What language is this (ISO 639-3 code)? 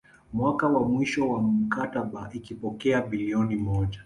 swa